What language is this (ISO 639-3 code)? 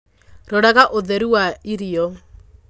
kik